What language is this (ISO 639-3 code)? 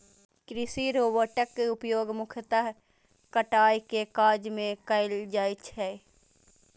mai